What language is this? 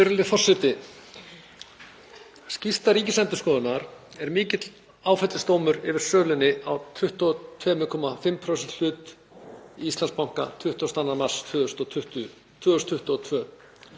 Icelandic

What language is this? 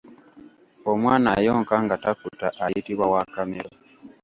Ganda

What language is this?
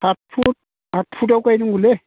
Bodo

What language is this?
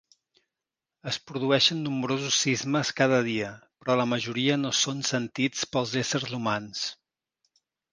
Catalan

